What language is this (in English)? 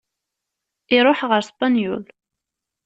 Kabyle